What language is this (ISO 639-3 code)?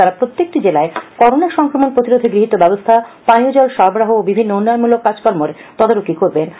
ben